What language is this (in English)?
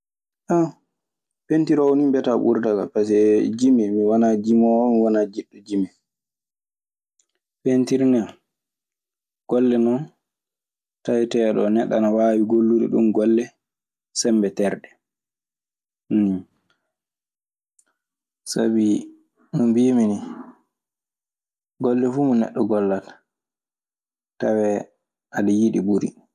Maasina Fulfulde